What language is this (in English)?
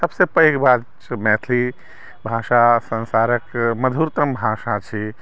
Maithili